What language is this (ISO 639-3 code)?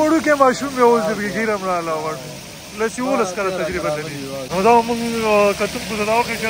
ara